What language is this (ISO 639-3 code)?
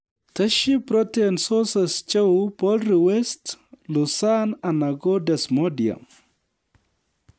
kln